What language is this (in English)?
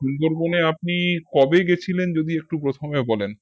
Bangla